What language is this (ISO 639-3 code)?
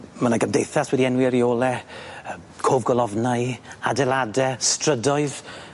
cym